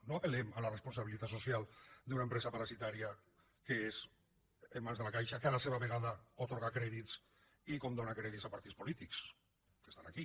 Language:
Catalan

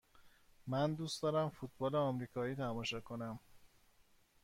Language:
Persian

